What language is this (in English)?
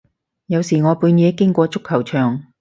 Cantonese